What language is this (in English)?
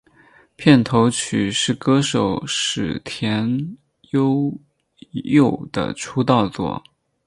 Chinese